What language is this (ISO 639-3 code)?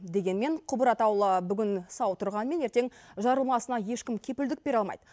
kaz